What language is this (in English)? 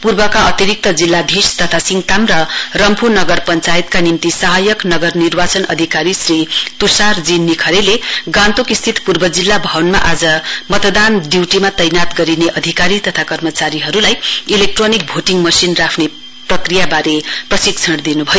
Nepali